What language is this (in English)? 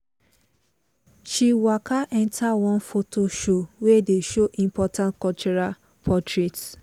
Nigerian Pidgin